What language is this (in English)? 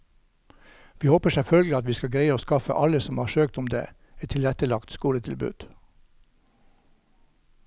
Norwegian